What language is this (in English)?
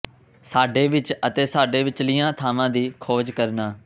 Punjabi